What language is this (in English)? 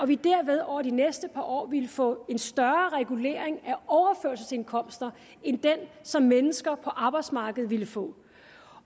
Danish